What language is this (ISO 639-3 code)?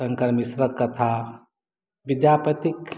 mai